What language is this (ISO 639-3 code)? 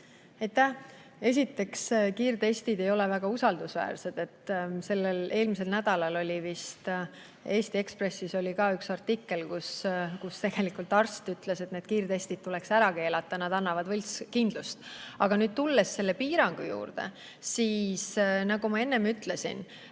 est